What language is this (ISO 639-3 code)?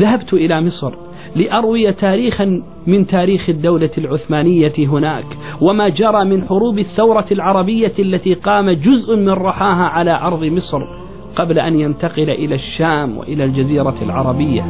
ara